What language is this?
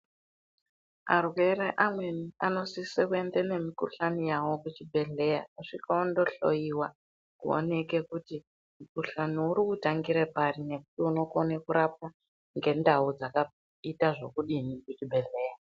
Ndau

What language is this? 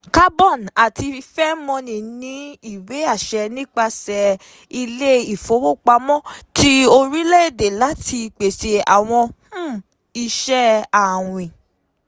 Yoruba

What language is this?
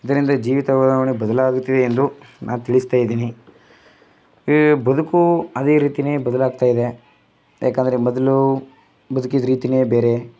Kannada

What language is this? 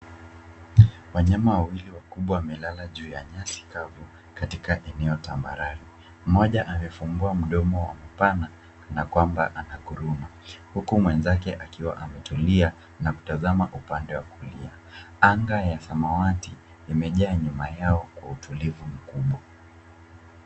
Swahili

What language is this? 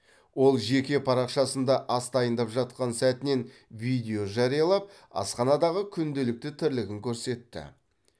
Kazakh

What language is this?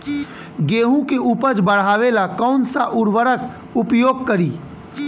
Bhojpuri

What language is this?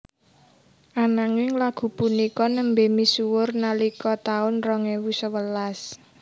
Javanese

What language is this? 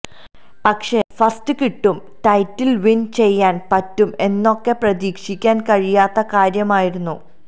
Malayalam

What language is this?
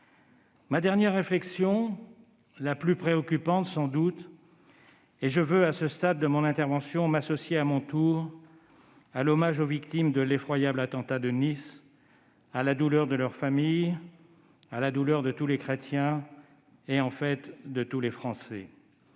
French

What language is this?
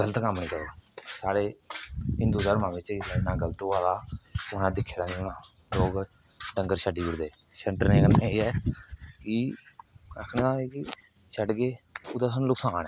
Dogri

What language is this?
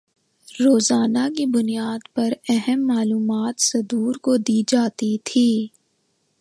Urdu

